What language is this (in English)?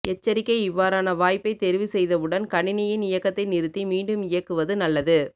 Tamil